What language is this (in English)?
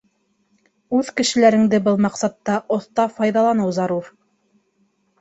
Bashkir